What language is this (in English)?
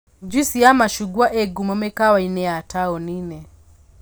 Kikuyu